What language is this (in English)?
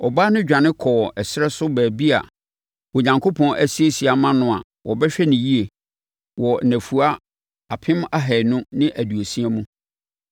Akan